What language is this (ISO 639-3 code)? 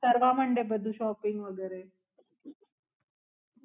guj